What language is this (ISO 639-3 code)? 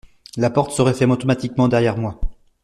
fra